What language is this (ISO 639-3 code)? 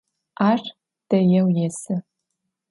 ady